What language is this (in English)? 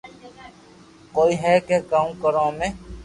Loarki